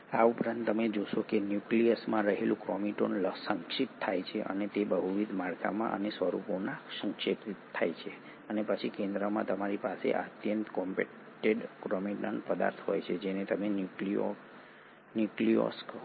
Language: Gujarati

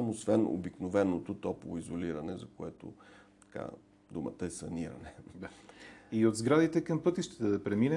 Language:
Bulgarian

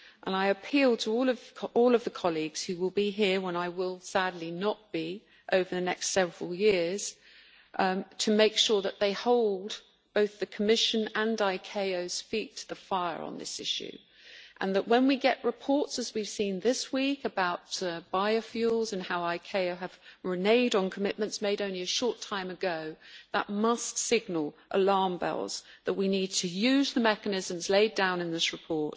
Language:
English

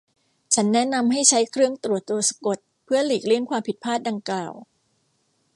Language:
Thai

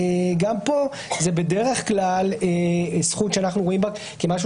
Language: Hebrew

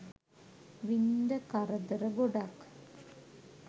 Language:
Sinhala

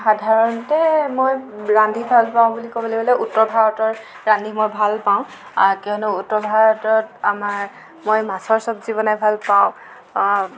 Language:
Assamese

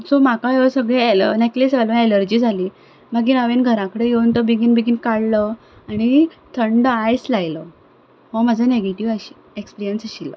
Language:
Konkani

